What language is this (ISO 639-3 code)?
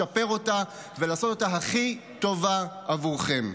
heb